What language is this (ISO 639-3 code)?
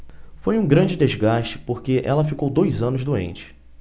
por